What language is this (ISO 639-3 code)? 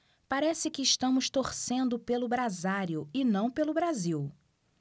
por